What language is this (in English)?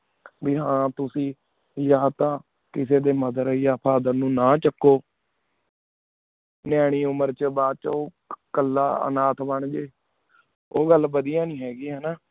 Punjabi